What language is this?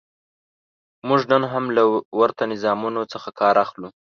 Pashto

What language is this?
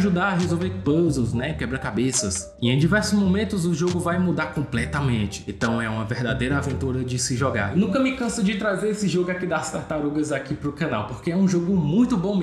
Portuguese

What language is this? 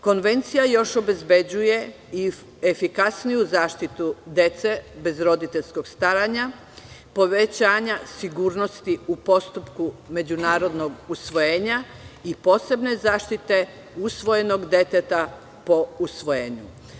Serbian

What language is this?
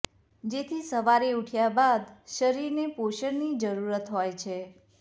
Gujarati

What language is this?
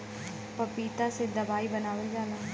Bhojpuri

